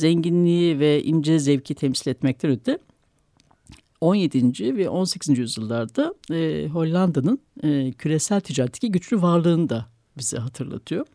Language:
Turkish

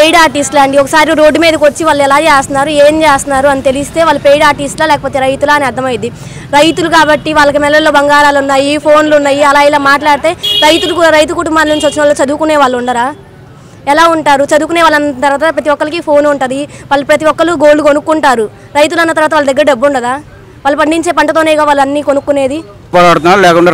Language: Telugu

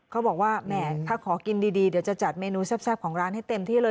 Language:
Thai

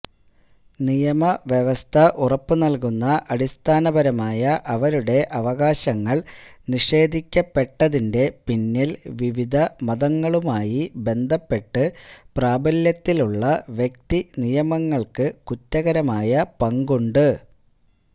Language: Malayalam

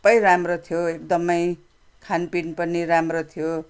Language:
Nepali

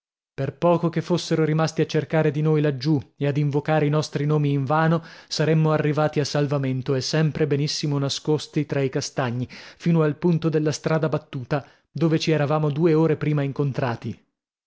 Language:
Italian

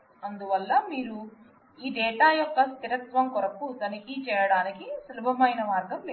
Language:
Telugu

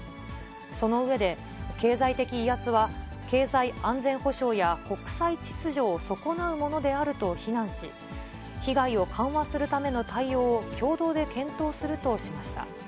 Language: Japanese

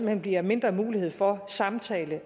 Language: Danish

